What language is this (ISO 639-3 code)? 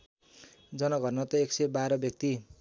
nep